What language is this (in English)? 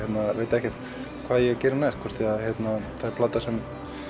Icelandic